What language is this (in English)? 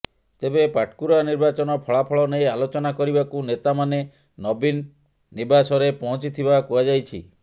Odia